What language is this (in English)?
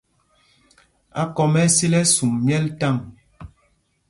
Mpumpong